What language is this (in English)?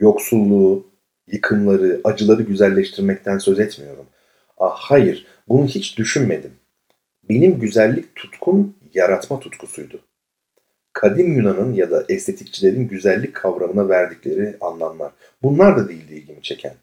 Turkish